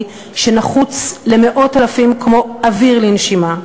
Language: Hebrew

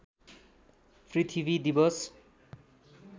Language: Nepali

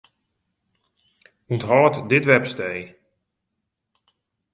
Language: Western Frisian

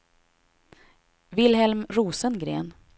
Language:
Swedish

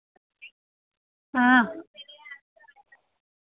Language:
Dogri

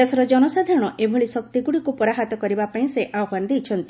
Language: Odia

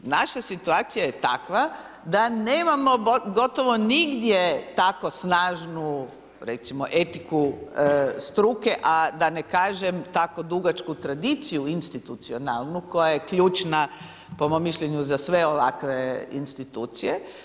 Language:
Croatian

